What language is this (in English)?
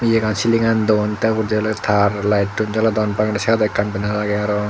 Chakma